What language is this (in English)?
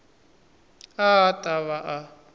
Tsonga